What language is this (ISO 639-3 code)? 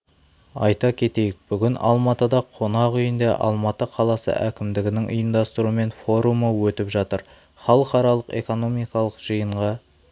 kaz